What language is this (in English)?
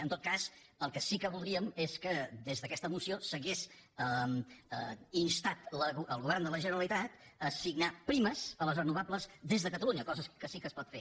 Catalan